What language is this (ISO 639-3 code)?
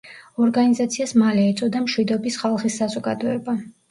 kat